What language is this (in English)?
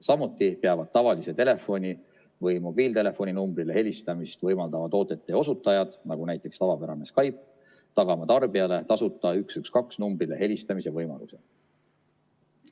Estonian